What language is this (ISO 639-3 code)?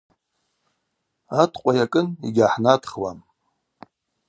abq